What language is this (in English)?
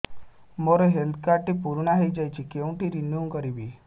Odia